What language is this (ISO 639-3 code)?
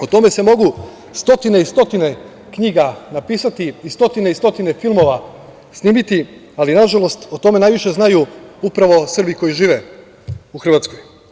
srp